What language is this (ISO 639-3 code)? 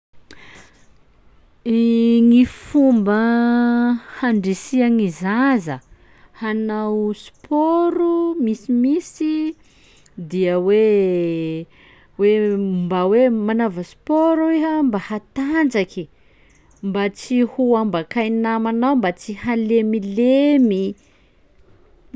skg